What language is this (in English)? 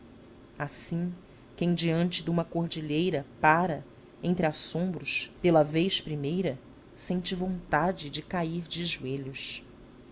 Portuguese